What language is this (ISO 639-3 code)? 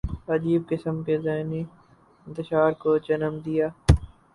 urd